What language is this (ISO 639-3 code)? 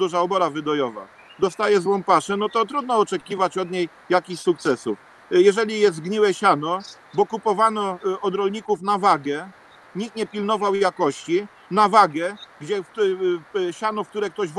pol